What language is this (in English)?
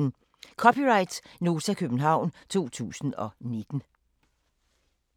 Danish